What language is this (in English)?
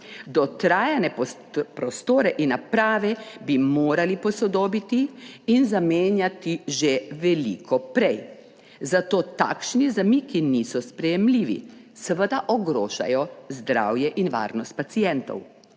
Slovenian